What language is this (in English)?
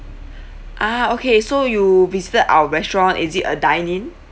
English